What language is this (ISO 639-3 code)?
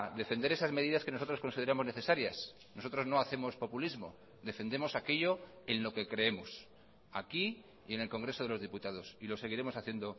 spa